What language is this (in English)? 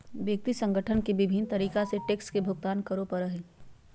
Magahi